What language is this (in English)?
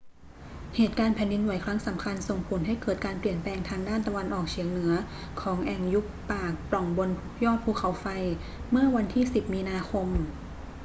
Thai